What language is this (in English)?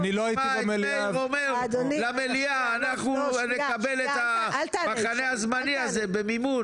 Hebrew